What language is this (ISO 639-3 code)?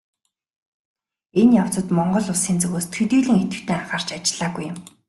mon